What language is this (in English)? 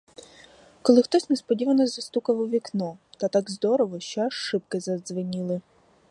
Ukrainian